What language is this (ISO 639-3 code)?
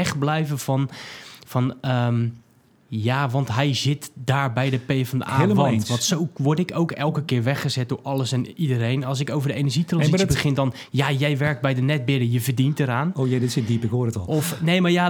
nld